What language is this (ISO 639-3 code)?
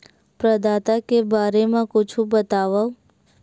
hne